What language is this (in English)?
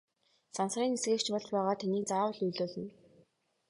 Mongolian